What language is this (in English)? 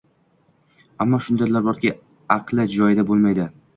Uzbek